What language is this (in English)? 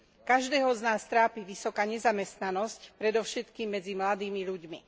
Slovak